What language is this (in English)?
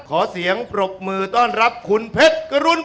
Thai